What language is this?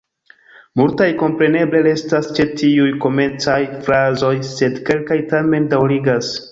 Esperanto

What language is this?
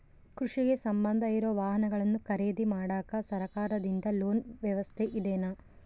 Kannada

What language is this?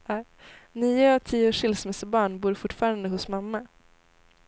Swedish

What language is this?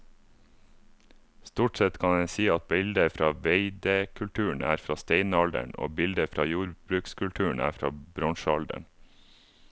Norwegian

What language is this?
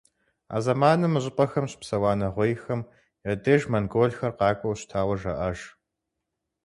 Kabardian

